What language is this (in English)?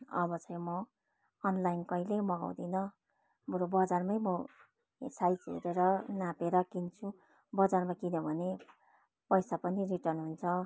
Nepali